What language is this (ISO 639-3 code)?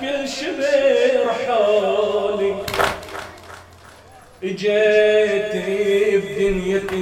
ara